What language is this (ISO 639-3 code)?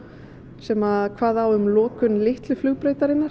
isl